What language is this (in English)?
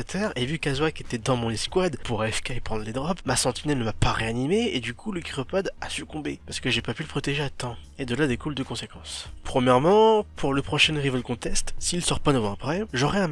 French